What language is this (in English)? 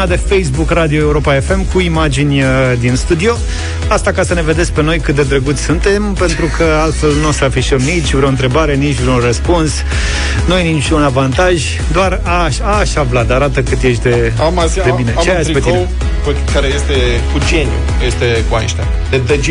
Romanian